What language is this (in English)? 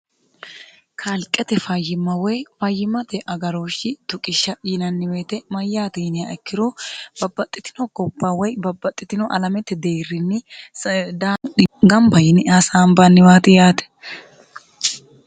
Sidamo